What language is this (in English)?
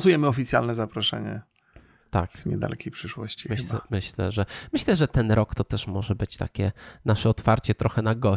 Polish